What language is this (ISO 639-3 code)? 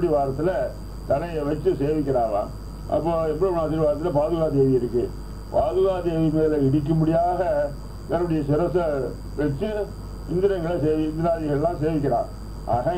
ara